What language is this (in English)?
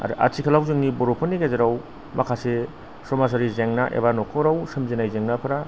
Bodo